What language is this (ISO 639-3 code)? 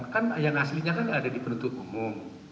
ind